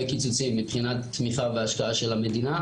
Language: Hebrew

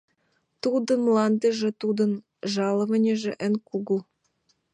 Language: Mari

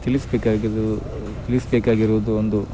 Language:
Kannada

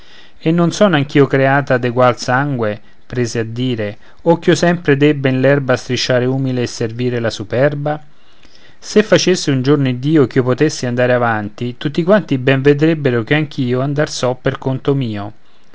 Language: Italian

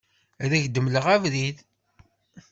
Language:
Kabyle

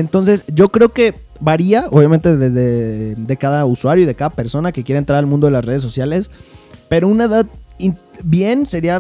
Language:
Spanish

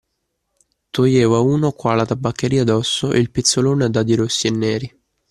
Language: Italian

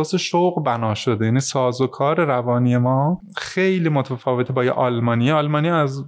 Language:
Persian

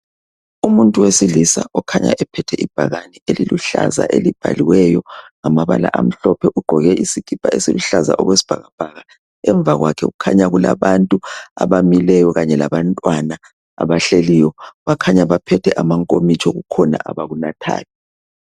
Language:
North Ndebele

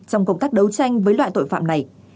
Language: Vietnamese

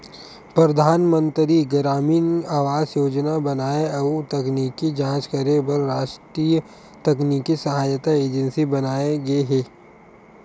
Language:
Chhattisgarhi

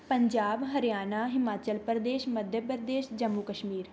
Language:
Punjabi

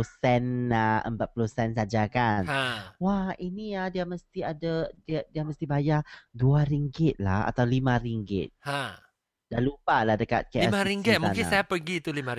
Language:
Malay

